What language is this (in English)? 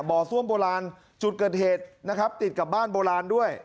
Thai